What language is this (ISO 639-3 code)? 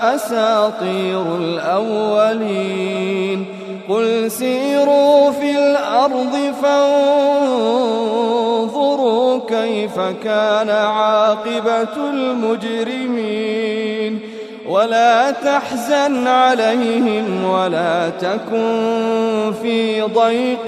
ara